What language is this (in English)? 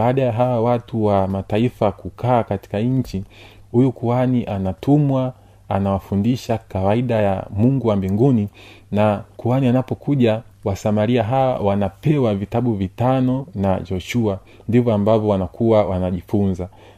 Swahili